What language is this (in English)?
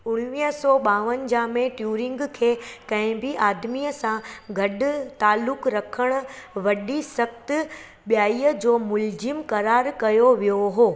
Sindhi